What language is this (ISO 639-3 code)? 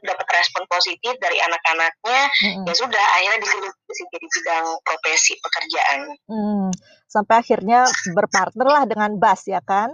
ind